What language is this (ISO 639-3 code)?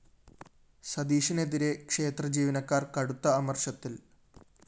mal